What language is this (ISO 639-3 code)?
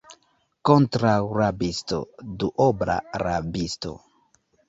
epo